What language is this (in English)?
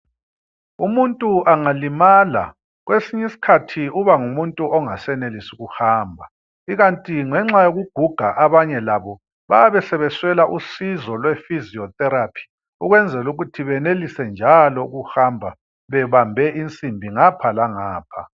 North Ndebele